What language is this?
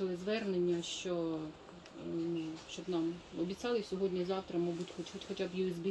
Russian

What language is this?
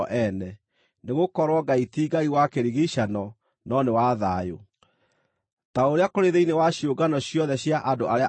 Kikuyu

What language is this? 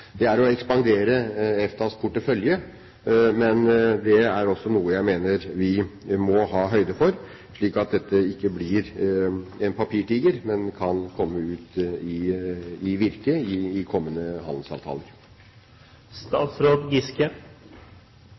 Norwegian Bokmål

